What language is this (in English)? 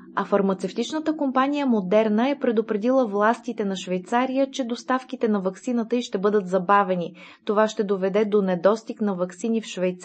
Bulgarian